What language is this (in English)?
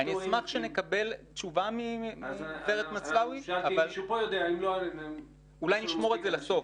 Hebrew